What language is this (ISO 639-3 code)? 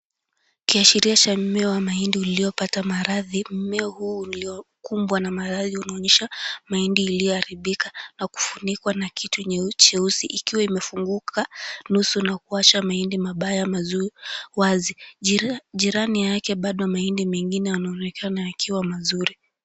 swa